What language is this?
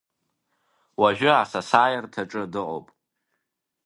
Abkhazian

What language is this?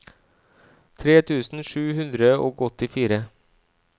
Norwegian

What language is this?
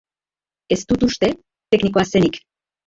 Basque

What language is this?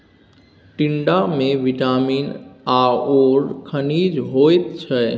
Maithili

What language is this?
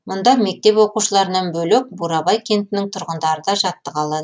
Kazakh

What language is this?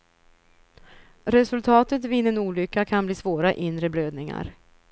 Swedish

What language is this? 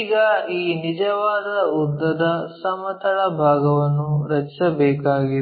Kannada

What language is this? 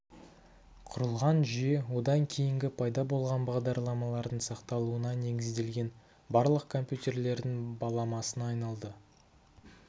Kazakh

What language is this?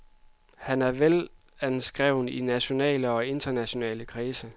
Danish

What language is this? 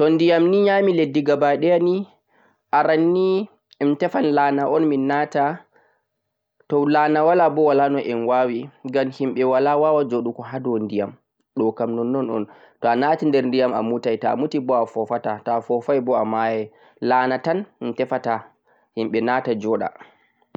Central-Eastern Niger Fulfulde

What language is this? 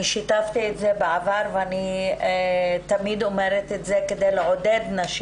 Hebrew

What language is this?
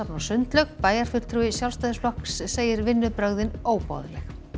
Icelandic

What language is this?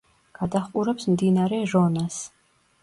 Georgian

